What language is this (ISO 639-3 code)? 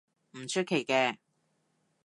yue